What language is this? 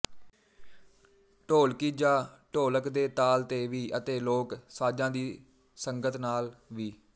Punjabi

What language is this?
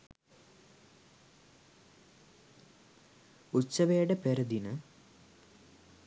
Sinhala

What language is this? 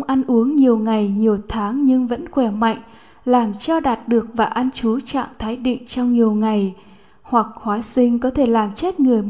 Vietnamese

